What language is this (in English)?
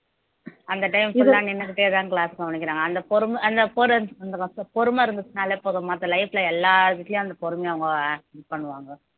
Tamil